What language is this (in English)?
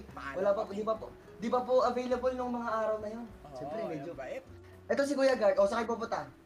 Filipino